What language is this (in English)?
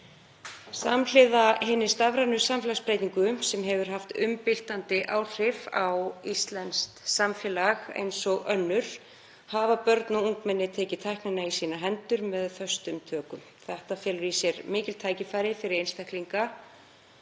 Icelandic